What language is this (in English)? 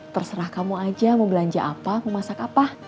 Indonesian